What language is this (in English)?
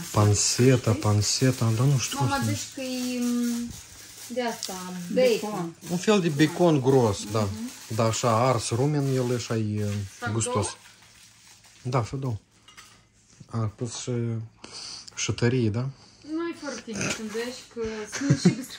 Romanian